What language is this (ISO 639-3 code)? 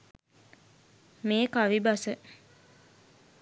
sin